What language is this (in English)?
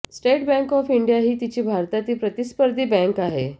Marathi